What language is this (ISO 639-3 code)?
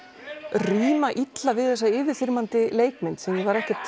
isl